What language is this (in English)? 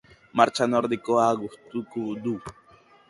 Basque